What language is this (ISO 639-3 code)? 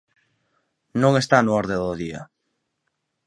glg